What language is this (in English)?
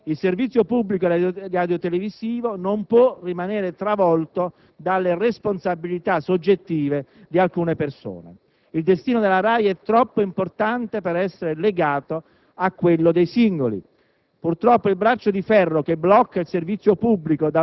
Italian